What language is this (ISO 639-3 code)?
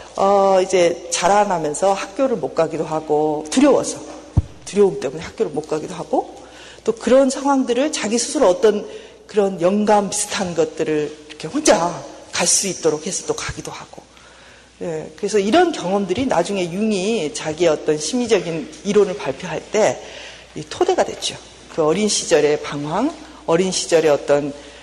kor